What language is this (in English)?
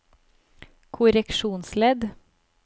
Norwegian